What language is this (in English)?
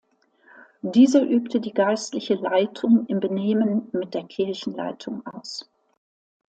German